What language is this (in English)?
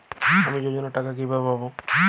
Bangla